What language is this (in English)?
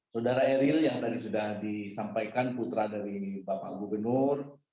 Indonesian